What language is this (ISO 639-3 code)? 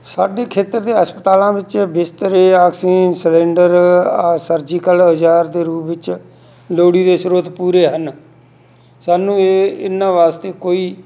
pan